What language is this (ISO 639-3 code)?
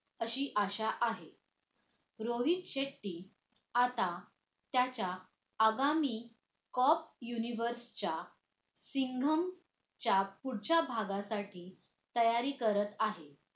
mar